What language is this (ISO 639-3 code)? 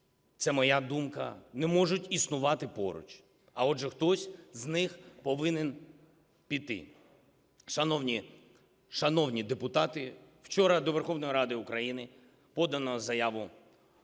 ukr